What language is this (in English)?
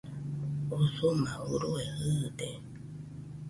Nüpode Huitoto